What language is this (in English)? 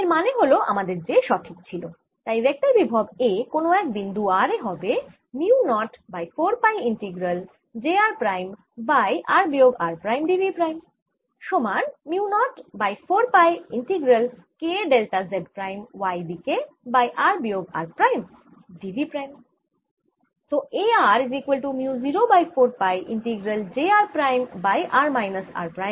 Bangla